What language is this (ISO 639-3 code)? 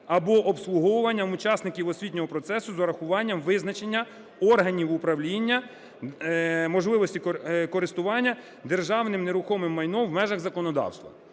ukr